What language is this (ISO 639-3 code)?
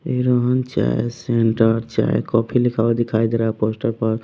hin